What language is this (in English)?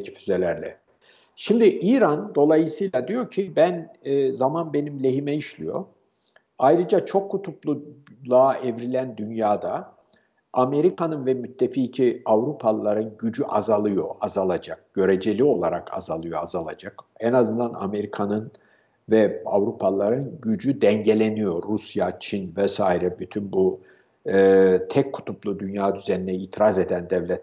Turkish